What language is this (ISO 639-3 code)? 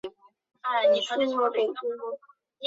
zho